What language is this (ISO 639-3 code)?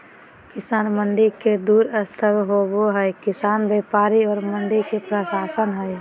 mag